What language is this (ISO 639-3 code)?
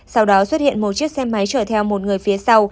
vie